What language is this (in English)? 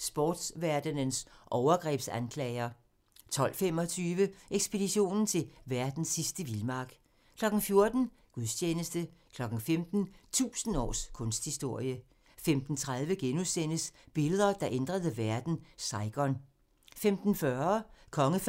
Danish